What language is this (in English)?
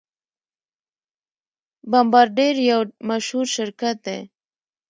Pashto